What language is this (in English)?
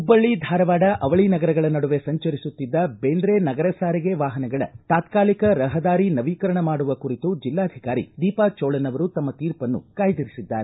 Kannada